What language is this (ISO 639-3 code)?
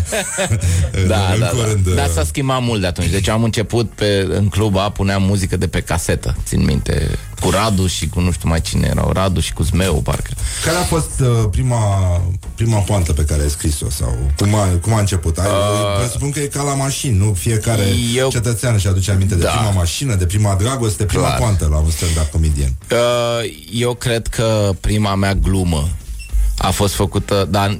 ron